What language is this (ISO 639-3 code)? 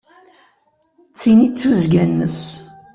kab